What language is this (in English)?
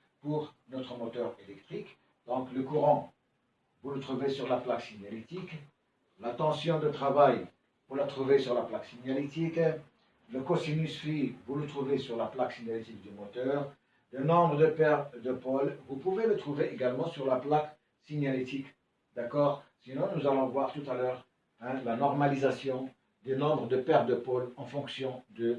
French